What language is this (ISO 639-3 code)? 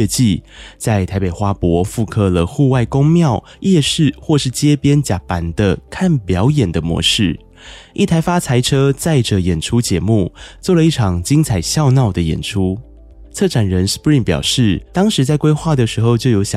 zho